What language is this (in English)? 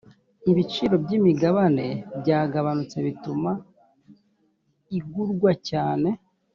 Kinyarwanda